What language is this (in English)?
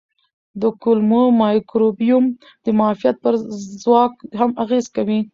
Pashto